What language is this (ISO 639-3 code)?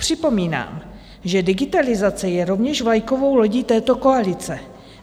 ces